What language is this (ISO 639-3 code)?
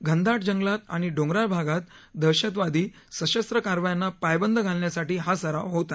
mar